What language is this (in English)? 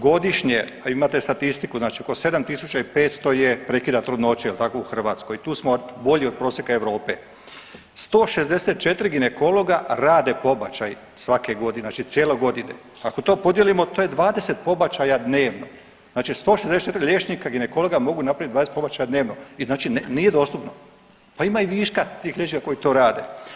Croatian